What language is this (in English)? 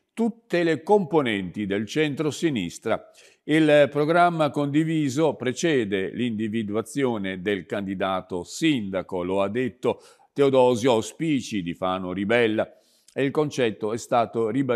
Italian